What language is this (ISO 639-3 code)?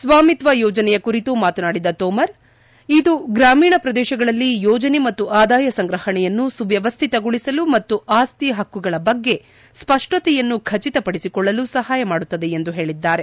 kan